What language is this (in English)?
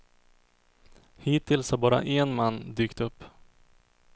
Swedish